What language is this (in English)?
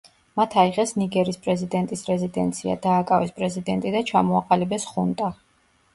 Georgian